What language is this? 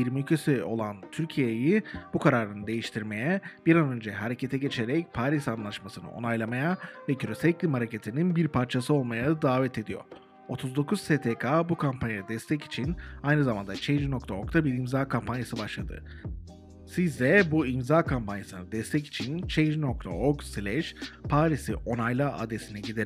Turkish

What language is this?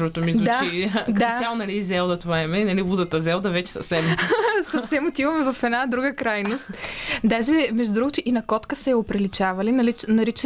Bulgarian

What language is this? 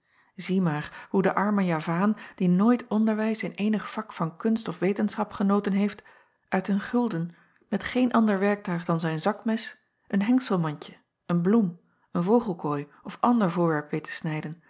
Dutch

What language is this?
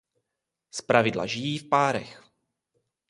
Czech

